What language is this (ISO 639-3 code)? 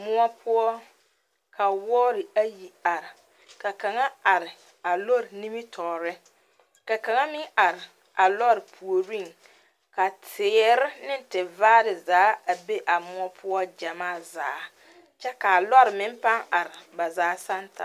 dga